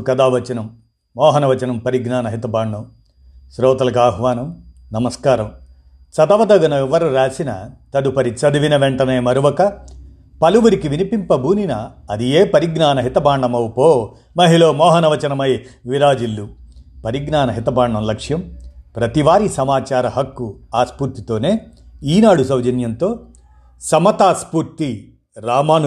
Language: Telugu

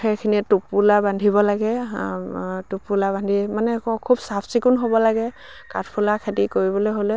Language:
Assamese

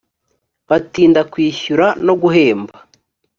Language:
Kinyarwanda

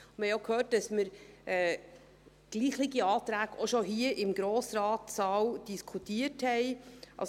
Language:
Swiss German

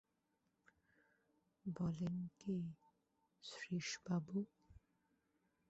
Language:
Bangla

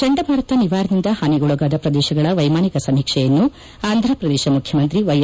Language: Kannada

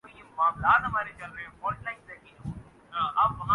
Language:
Urdu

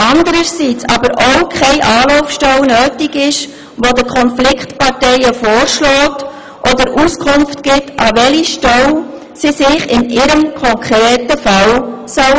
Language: Swiss German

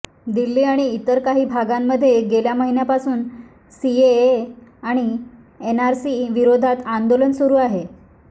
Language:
Marathi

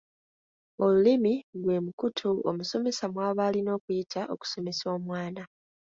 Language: Ganda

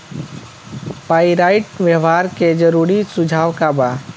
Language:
Bhojpuri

